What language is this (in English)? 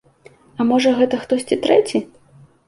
Belarusian